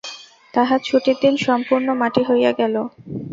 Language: Bangla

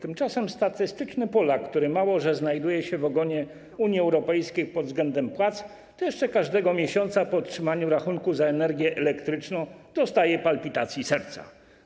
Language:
Polish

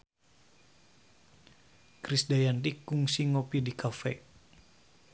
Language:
Sundanese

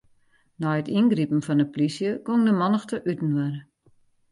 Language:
Western Frisian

